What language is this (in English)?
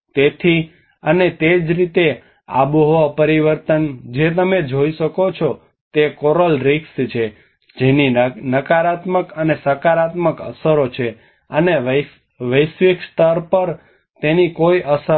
Gujarati